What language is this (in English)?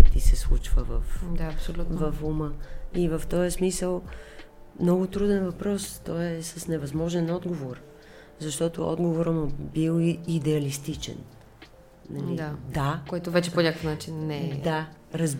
Bulgarian